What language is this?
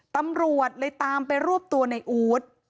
Thai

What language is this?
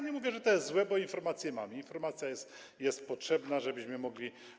Polish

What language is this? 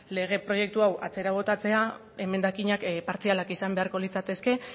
Basque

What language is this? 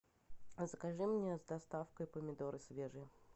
Russian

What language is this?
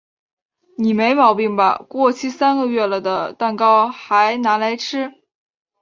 Chinese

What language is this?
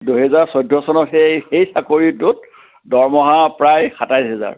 Assamese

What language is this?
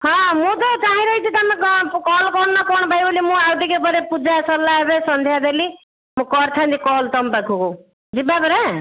Odia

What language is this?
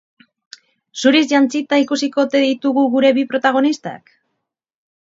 Basque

